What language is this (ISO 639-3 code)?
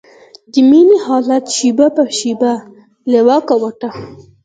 pus